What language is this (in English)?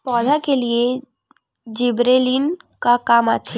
Chhattisgarhi